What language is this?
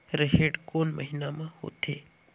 Chhattisgarhi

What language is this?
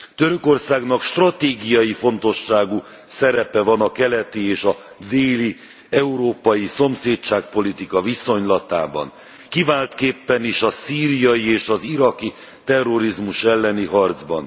Hungarian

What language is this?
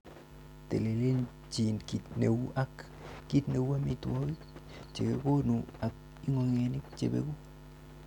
Kalenjin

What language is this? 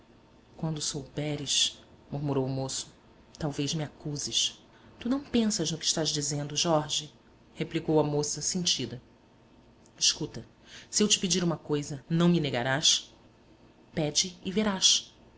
Portuguese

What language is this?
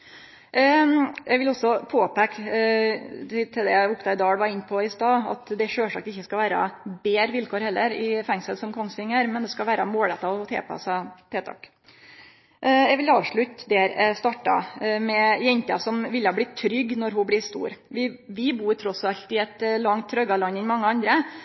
Norwegian Nynorsk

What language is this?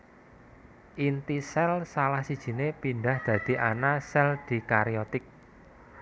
Javanese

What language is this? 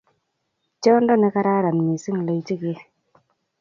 Kalenjin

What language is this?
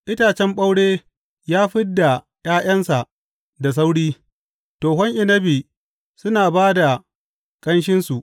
Hausa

